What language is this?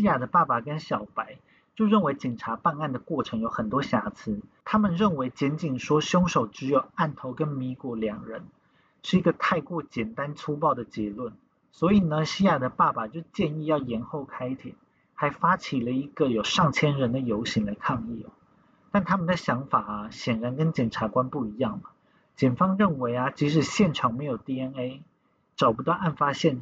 Chinese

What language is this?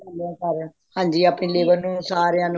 Punjabi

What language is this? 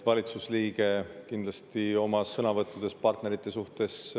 Estonian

